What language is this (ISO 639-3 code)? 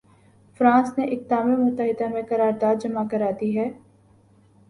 urd